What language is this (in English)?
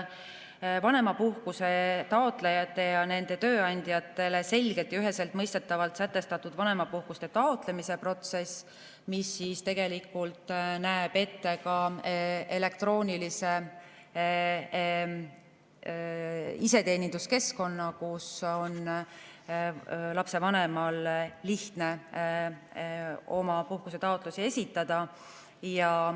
Estonian